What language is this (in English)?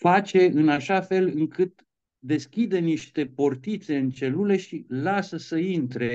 Romanian